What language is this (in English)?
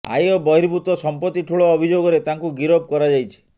Odia